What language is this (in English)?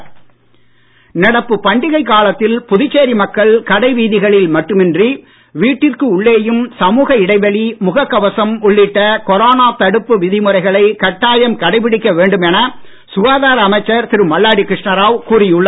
Tamil